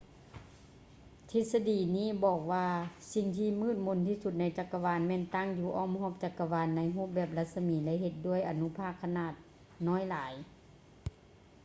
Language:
Lao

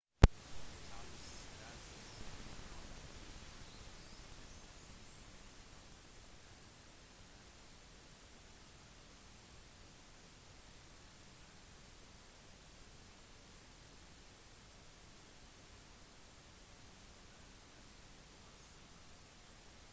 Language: Norwegian Bokmål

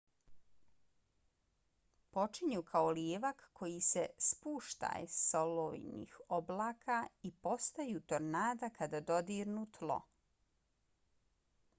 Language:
Bosnian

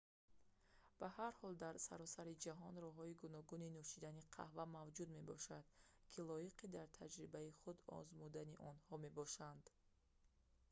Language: Tajik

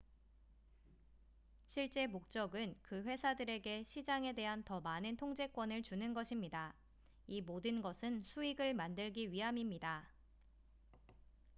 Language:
Korean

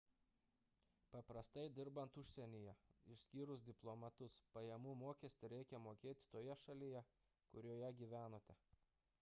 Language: Lithuanian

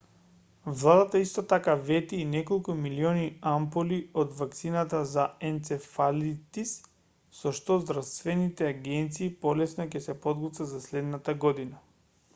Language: Macedonian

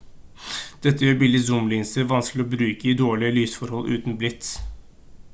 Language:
Norwegian Bokmål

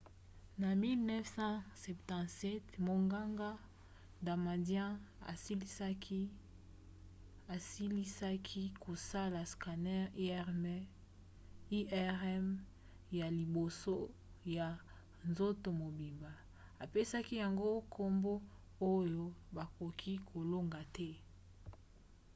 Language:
Lingala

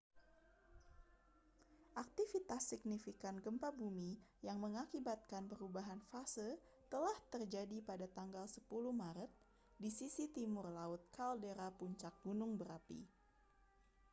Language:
Indonesian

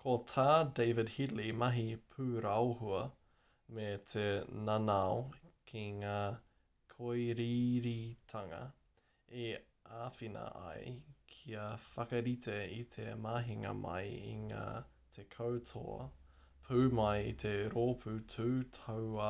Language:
Māori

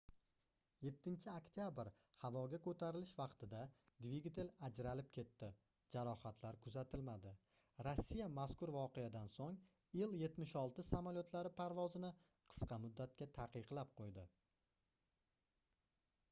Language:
Uzbek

